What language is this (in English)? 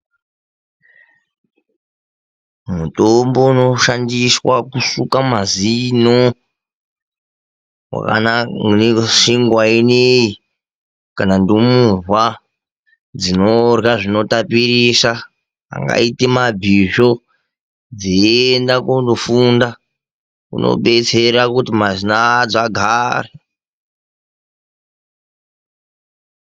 Ndau